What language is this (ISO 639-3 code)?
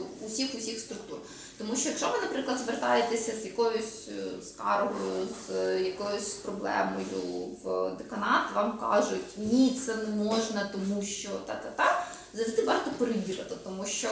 ukr